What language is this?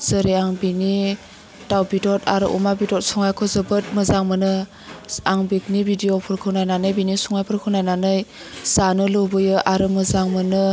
Bodo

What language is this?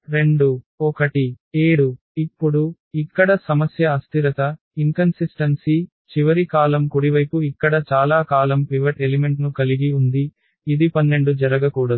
Telugu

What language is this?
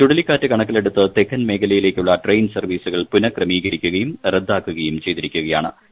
Malayalam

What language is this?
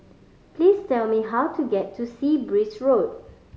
English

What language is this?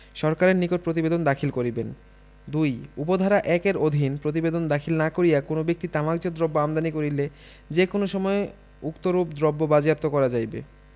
Bangla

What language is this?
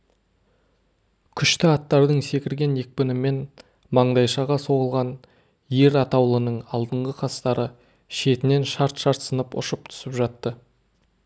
Kazakh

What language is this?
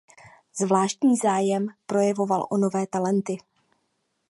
Czech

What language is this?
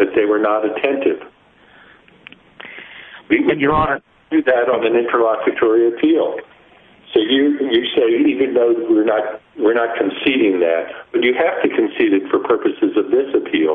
English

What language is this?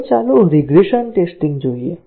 Gujarati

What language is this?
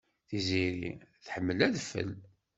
Kabyle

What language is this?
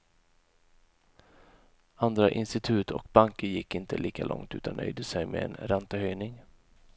Swedish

